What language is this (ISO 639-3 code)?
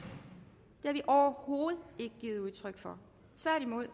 dan